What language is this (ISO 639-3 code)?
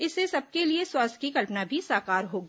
hin